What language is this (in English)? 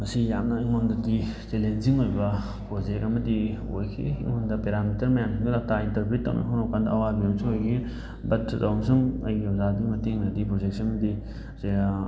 Manipuri